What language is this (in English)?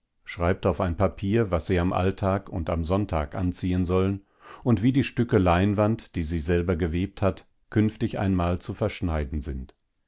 German